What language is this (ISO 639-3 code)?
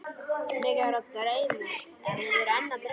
isl